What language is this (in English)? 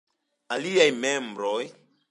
Esperanto